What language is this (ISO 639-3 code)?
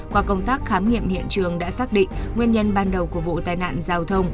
vie